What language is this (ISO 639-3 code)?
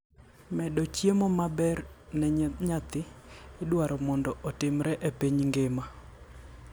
luo